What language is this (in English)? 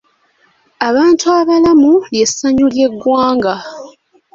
Ganda